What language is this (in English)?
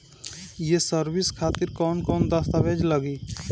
Bhojpuri